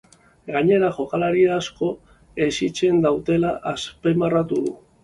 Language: Basque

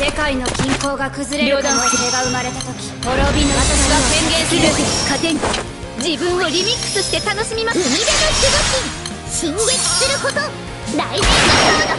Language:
Japanese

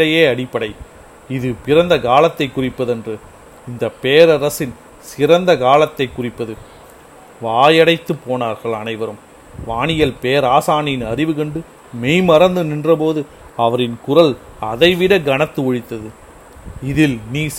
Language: Tamil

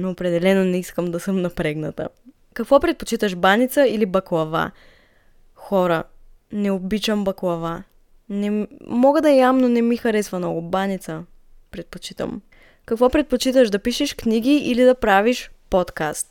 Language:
Bulgarian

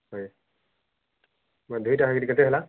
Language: Odia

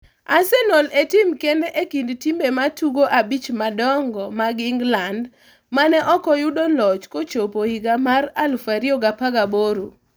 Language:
Luo (Kenya and Tanzania)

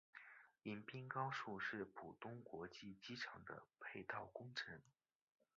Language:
Chinese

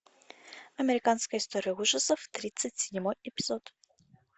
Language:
Russian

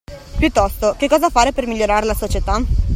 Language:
Italian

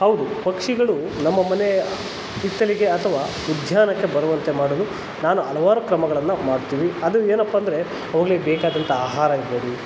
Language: Kannada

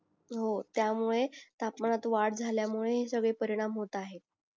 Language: Marathi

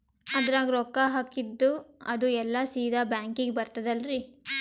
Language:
Kannada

